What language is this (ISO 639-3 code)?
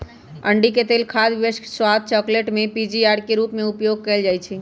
mag